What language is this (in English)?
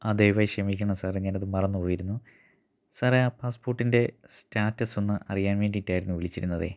Malayalam